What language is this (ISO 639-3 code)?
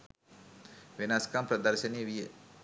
sin